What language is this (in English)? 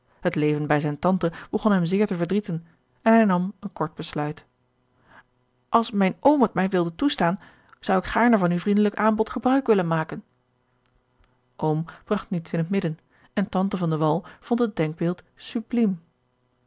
Dutch